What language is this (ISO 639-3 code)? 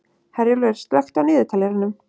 isl